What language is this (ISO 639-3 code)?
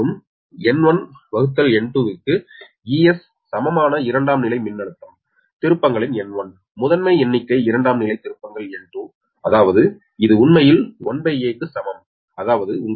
tam